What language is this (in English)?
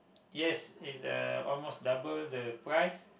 English